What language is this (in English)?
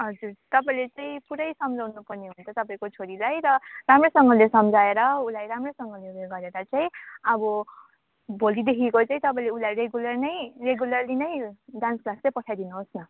Nepali